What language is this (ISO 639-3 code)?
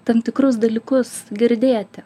lit